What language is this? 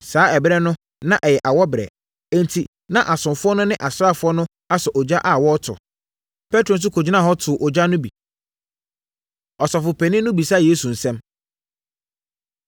Akan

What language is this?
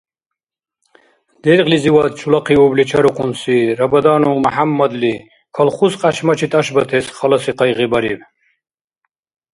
Dargwa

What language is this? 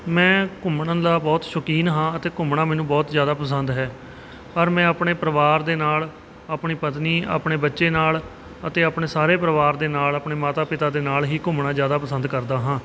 Punjabi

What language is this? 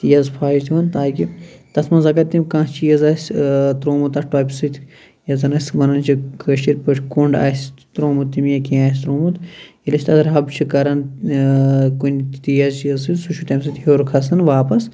Kashmiri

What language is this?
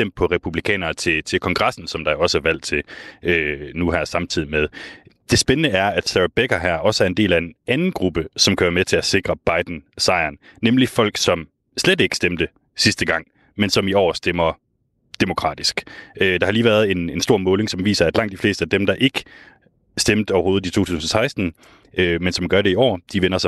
Danish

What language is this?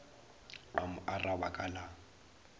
Northern Sotho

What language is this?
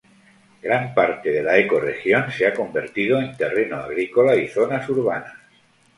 Spanish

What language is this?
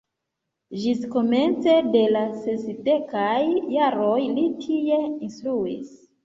Esperanto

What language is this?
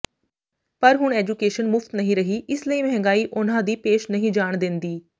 Punjabi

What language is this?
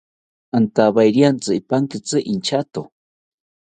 South Ucayali Ashéninka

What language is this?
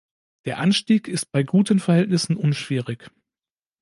German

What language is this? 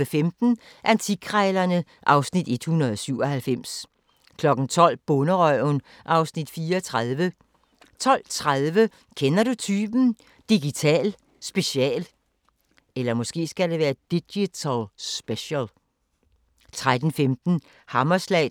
Danish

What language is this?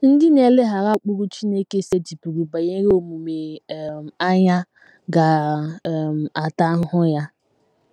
Igbo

